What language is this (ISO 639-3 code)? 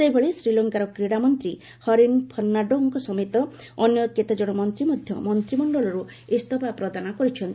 ori